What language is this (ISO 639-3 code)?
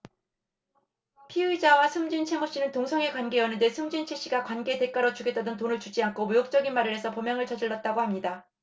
kor